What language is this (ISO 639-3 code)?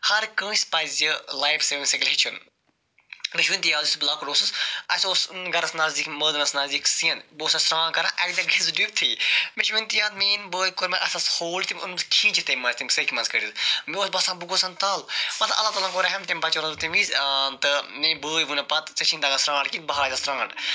kas